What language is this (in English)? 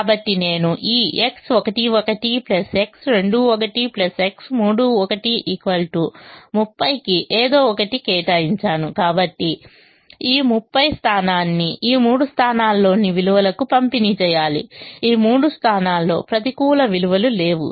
Telugu